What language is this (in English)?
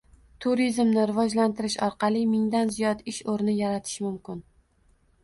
Uzbek